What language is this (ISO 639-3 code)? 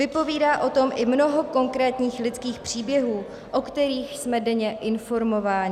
ces